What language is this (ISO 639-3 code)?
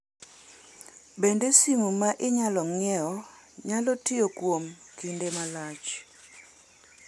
luo